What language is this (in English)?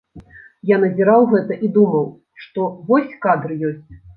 Belarusian